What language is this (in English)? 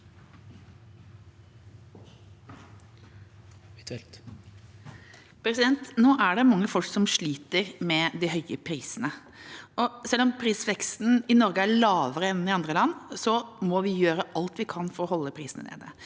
Norwegian